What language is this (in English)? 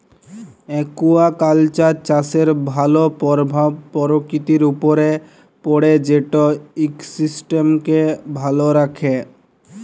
Bangla